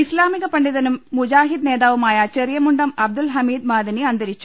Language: Malayalam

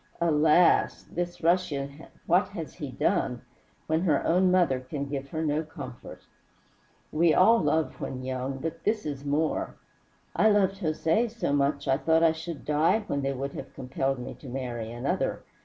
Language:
English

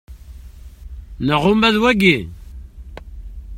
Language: Kabyle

